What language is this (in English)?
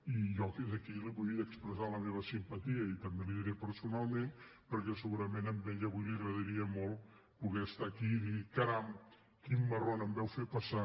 Catalan